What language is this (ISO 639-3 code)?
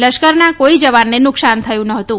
guj